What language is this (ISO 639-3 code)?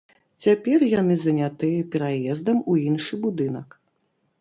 bel